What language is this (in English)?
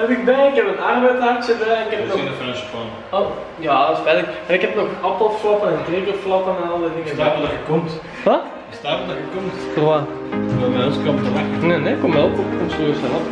Dutch